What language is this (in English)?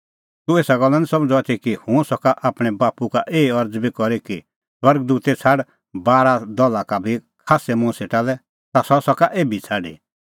Kullu Pahari